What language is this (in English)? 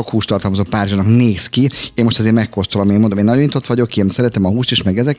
Hungarian